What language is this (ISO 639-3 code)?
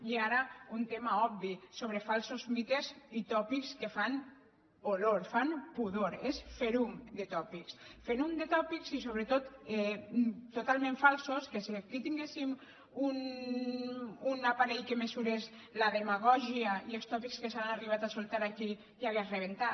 cat